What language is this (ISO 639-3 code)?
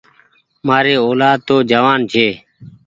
gig